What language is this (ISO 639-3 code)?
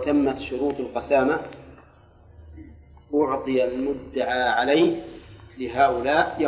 ara